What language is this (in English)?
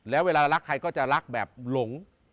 Thai